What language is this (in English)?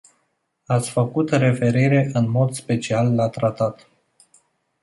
Romanian